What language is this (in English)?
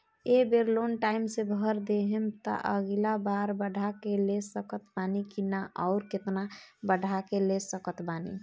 Bhojpuri